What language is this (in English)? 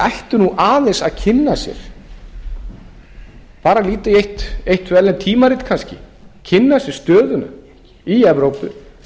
Icelandic